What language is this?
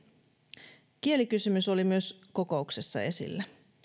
Finnish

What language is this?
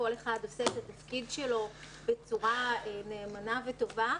Hebrew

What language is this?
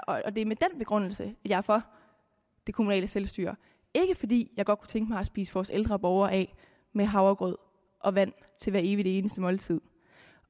Danish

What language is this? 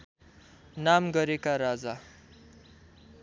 Nepali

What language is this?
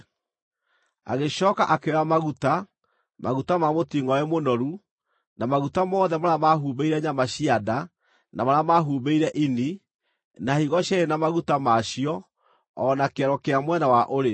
Kikuyu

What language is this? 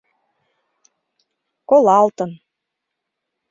Mari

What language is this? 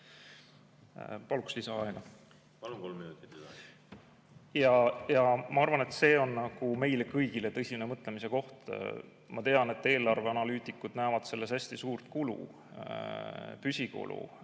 Estonian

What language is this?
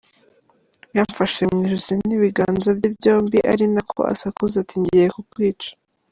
Kinyarwanda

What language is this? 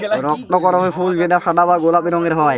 Bangla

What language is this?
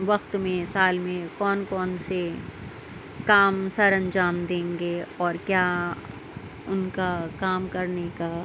Urdu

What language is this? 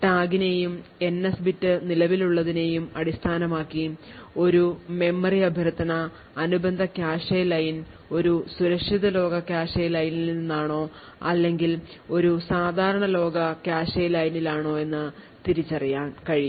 Malayalam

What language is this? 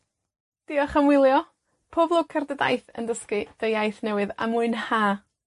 Welsh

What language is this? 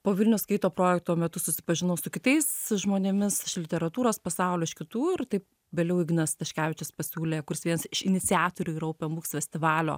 Lithuanian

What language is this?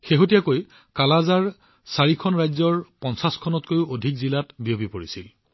Assamese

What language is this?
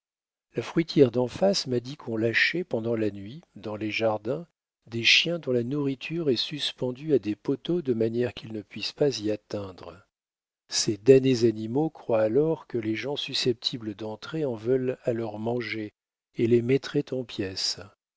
French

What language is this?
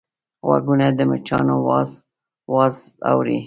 Pashto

